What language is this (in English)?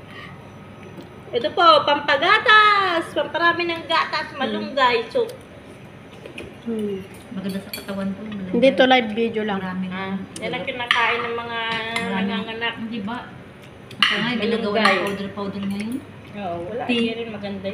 Filipino